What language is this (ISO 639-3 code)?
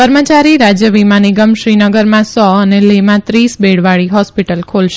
guj